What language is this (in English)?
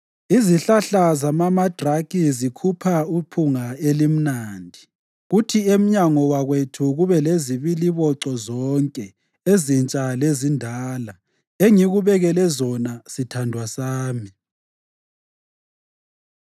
North Ndebele